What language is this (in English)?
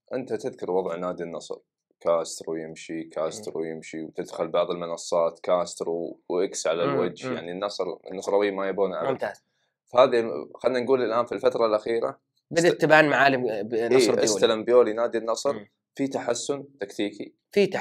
Arabic